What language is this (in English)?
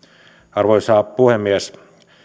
Finnish